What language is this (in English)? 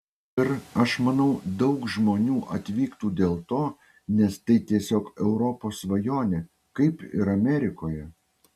Lithuanian